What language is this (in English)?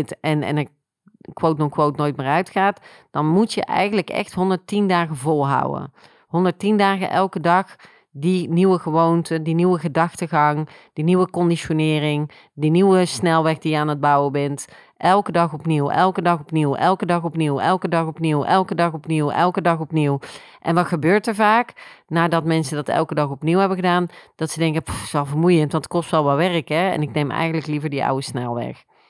Dutch